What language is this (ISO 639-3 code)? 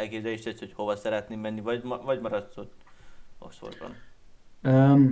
hun